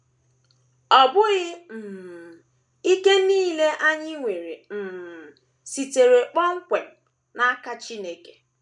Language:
Igbo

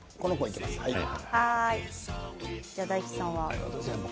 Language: Japanese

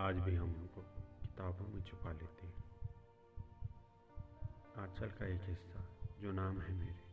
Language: Hindi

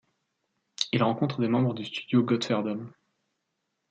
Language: French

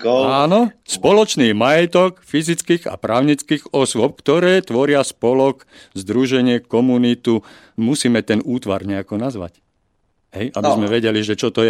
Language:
Slovak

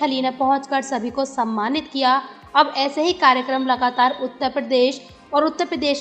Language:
Hindi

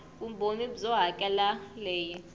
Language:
Tsonga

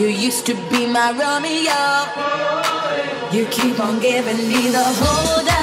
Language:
English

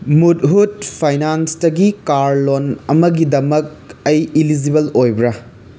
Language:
Manipuri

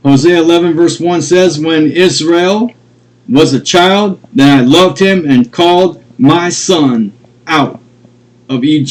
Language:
English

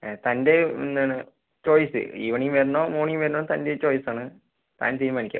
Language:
Malayalam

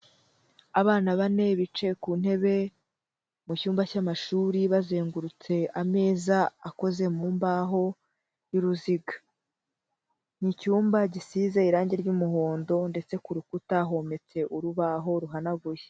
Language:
Kinyarwanda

